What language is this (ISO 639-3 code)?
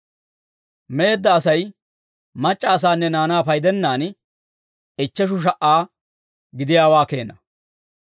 dwr